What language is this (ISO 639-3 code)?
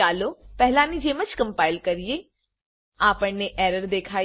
guj